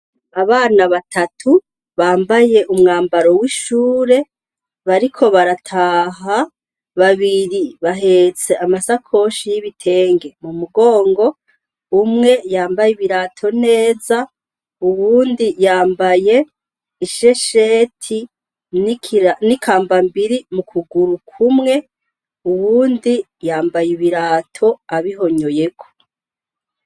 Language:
Rundi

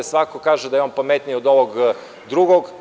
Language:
Serbian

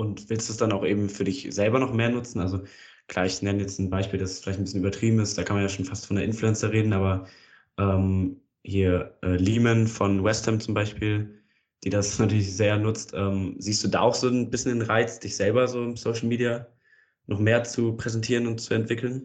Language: German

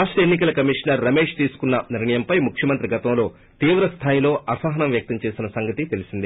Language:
Telugu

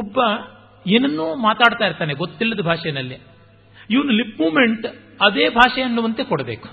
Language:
Kannada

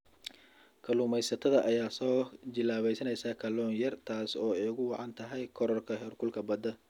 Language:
Somali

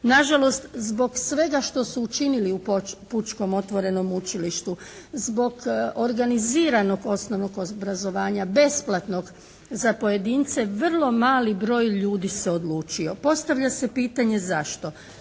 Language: Croatian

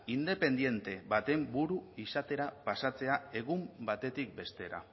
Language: Basque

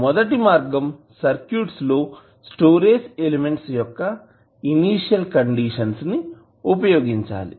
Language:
Telugu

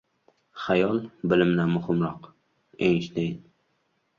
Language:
Uzbek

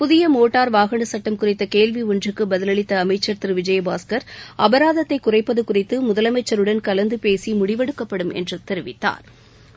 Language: Tamil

